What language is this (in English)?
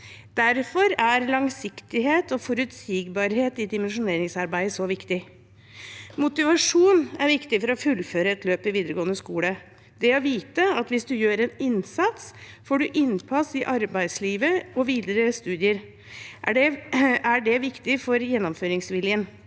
Norwegian